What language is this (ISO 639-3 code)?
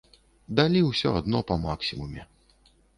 bel